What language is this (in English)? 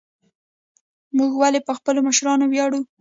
Pashto